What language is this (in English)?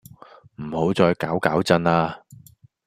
Cantonese